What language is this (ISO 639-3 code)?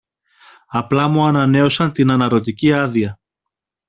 ell